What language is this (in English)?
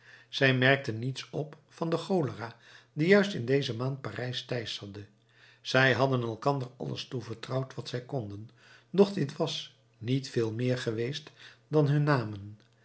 Dutch